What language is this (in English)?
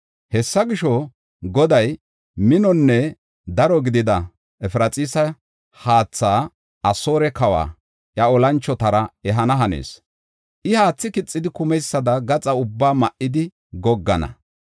Gofa